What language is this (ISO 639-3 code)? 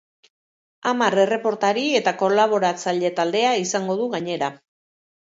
eus